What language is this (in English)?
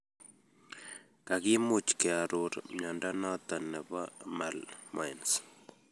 Kalenjin